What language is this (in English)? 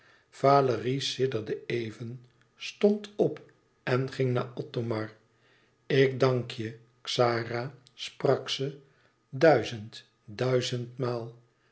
Dutch